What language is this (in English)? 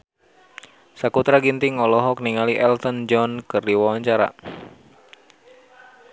Sundanese